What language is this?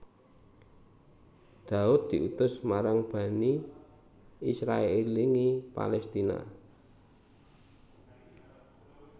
Javanese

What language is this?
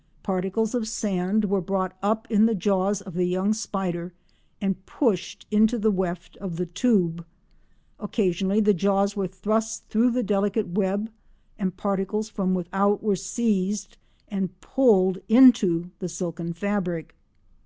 English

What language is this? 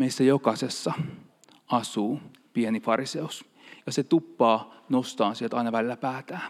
Finnish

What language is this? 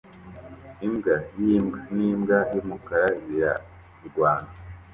Kinyarwanda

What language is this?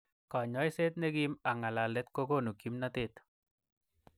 Kalenjin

